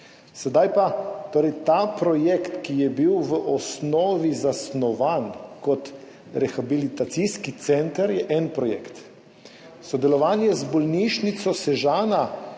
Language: Slovenian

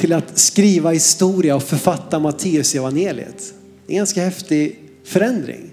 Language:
Swedish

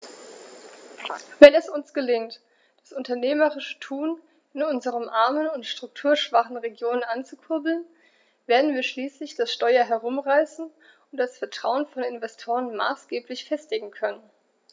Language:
German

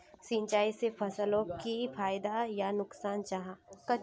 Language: Magahi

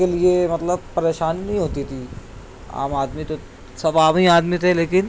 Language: Urdu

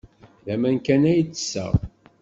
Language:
Kabyle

